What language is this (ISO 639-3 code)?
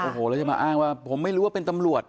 tha